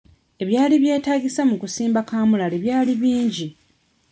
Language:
Ganda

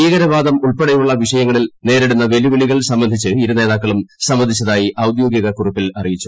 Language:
Malayalam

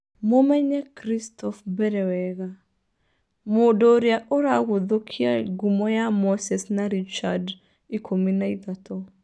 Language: Kikuyu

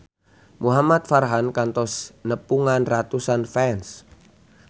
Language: Sundanese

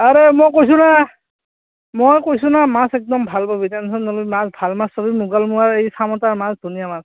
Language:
Assamese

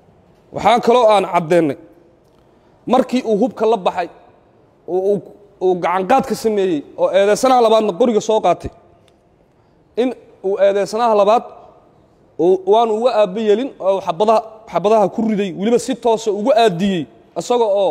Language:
Arabic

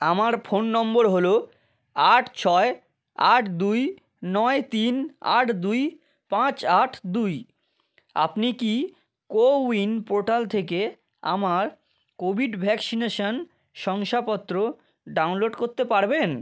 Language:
Bangla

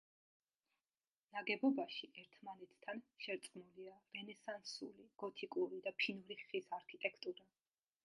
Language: Georgian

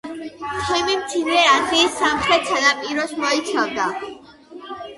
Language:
Georgian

